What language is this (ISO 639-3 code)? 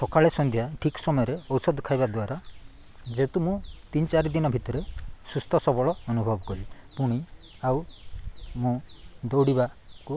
ori